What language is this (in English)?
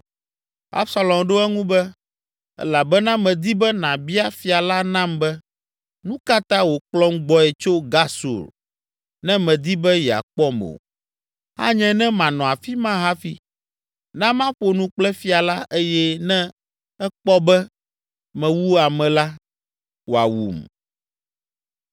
Ewe